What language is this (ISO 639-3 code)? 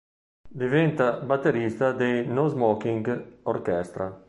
ita